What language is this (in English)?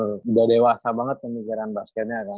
Indonesian